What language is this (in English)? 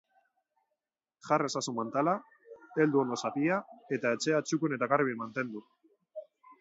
Basque